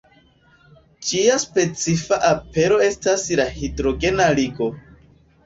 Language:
Esperanto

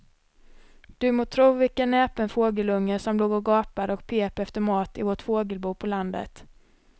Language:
Swedish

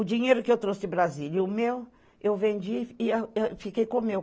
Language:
Portuguese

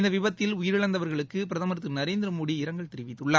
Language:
Tamil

